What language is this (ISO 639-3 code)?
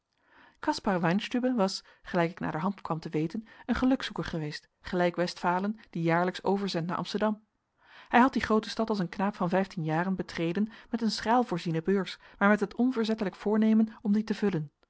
nld